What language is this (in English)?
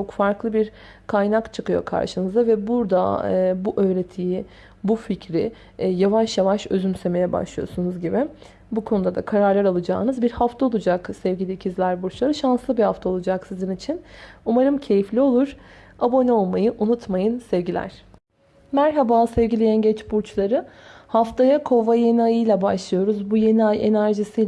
Turkish